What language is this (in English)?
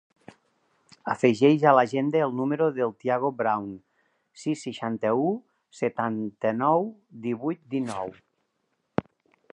Catalan